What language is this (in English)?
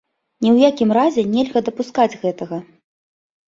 Belarusian